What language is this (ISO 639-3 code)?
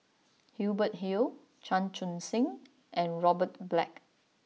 eng